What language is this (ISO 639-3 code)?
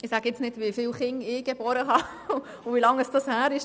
gsw